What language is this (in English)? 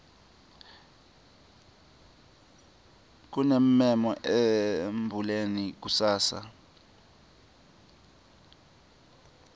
Swati